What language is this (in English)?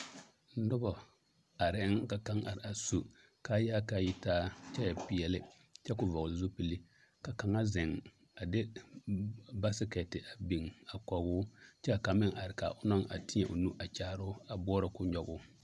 Southern Dagaare